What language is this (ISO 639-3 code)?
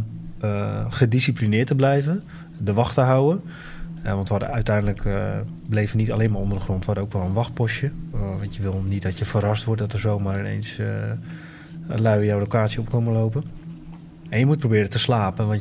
nld